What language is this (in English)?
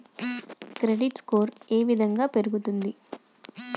Telugu